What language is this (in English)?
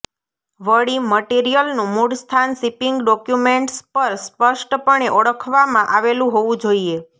Gujarati